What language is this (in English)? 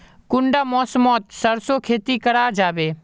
Magahi